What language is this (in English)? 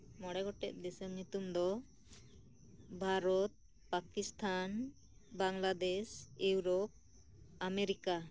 Santali